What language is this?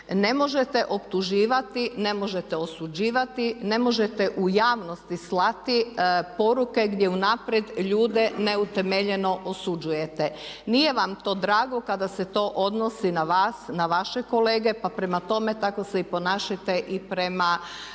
Croatian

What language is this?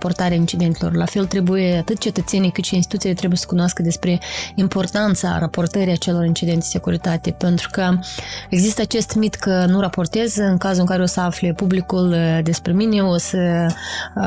Romanian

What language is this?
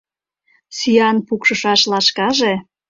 Mari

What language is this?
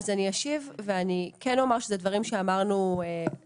Hebrew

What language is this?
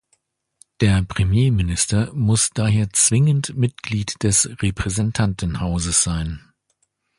German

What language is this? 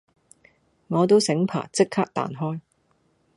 Cantonese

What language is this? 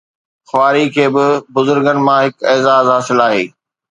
Sindhi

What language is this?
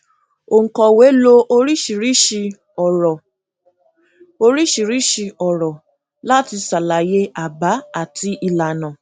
Yoruba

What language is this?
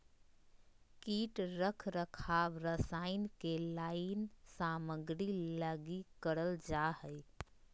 Magahi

